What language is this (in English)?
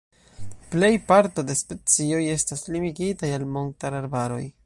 Esperanto